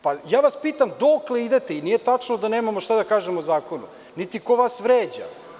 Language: Serbian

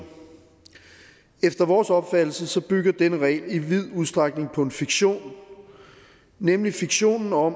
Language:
Danish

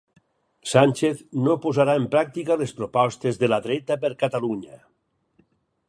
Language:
Catalan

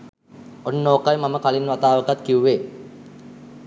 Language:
Sinhala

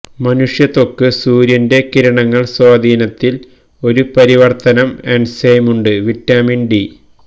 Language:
Malayalam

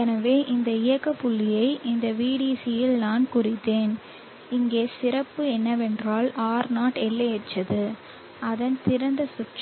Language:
Tamil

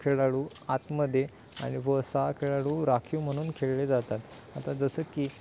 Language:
Marathi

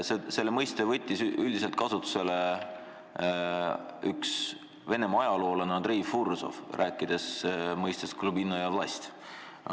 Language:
Estonian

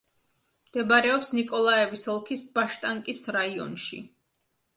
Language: Georgian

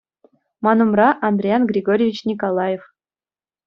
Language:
Chuvash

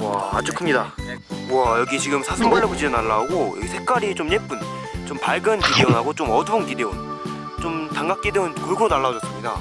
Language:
Korean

